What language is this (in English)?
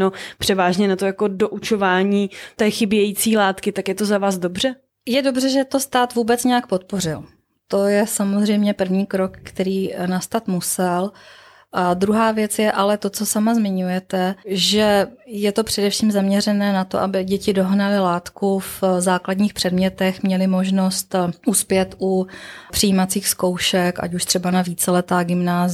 Czech